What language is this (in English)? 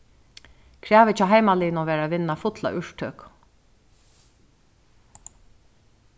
Faroese